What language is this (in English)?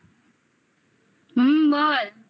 Bangla